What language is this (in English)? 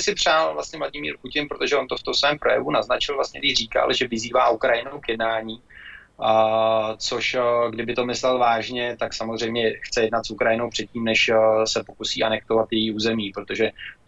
Czech